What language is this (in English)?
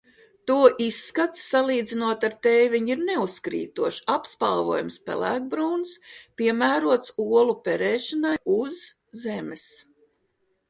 Latvian